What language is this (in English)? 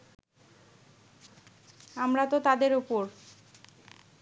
Bangla